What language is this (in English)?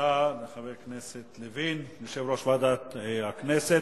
Hebrew